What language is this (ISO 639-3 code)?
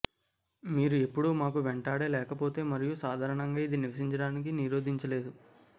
tel